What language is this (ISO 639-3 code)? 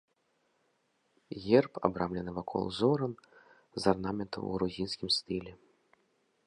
bel